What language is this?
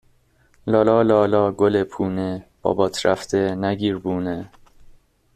Persian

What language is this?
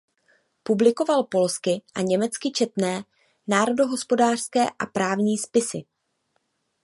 Czech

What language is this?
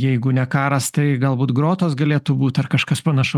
Lithuanian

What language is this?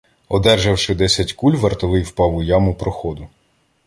Ukrainian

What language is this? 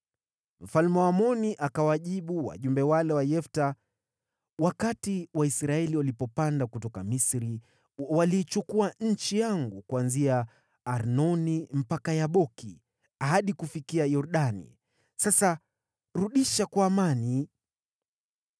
Swahili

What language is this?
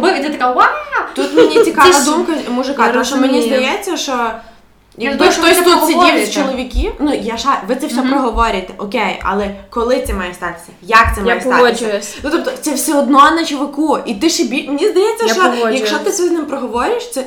Ukrainian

